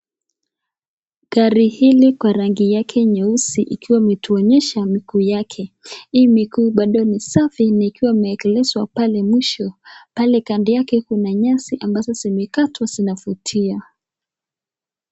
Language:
Swahili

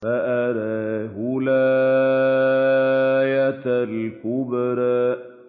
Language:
Arabic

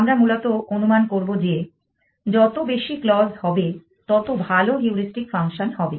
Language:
Bangla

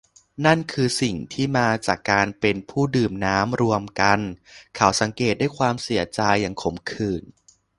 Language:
Thai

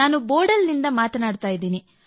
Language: Kannada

